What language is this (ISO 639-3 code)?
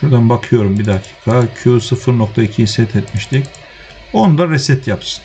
tur